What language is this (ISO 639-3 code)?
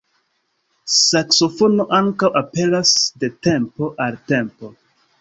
epo